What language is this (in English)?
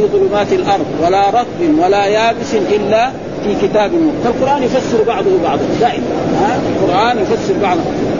Arabic